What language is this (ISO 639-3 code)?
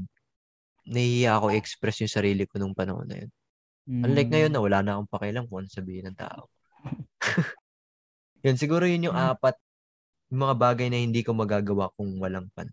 fil